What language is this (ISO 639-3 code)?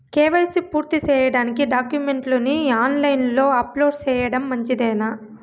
tel